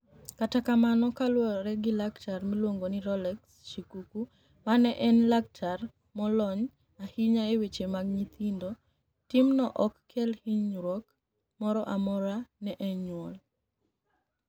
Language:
Luo (Kenya and Tanzania)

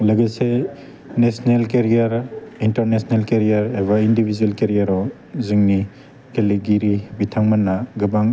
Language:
Bodo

